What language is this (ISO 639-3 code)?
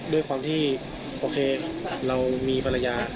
tha